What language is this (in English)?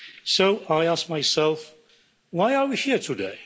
English